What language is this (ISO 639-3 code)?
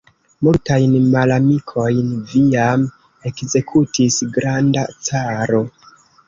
epo